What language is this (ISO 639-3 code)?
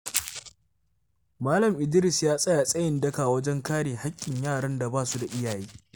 hau